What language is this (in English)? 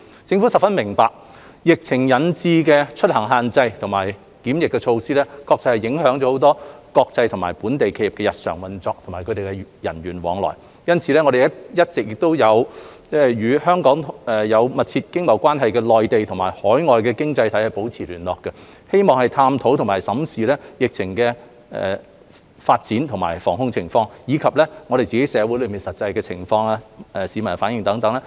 Cantonese